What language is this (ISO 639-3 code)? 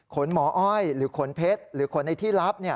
tha